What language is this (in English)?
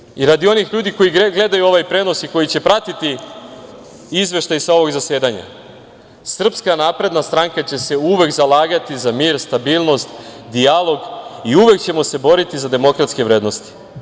Serbian